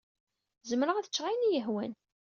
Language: Kabyle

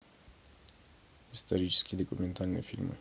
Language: Russian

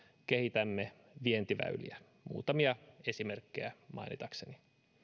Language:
Finnish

